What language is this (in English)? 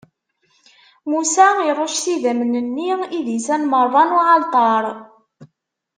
Kabyle